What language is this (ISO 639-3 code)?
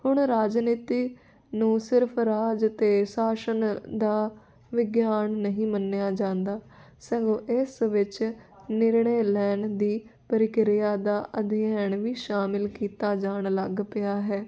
pan